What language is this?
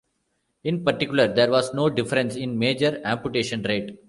English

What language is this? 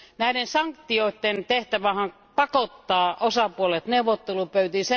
Finnish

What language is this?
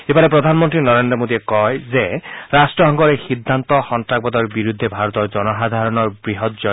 Assamese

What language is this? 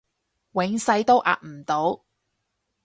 Cantonese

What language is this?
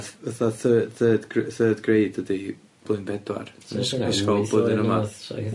Welsh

